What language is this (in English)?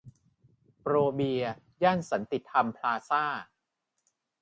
Thai